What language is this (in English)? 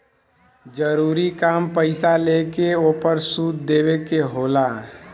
Bhojpuri